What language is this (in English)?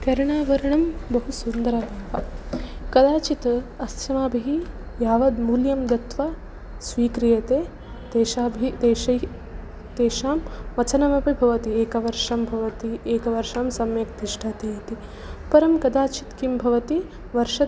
Sanskrit